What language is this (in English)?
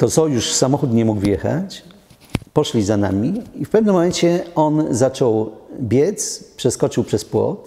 Polish